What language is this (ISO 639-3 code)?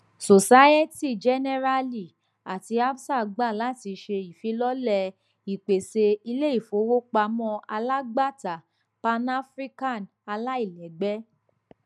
yor